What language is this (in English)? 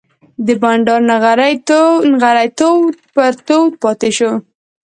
Pashto